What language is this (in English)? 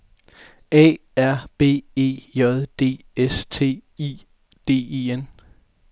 Danish